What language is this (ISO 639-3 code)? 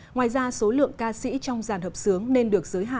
vie